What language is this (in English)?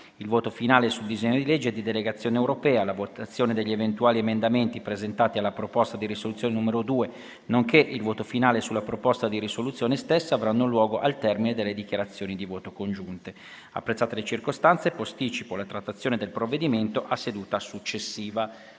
Italian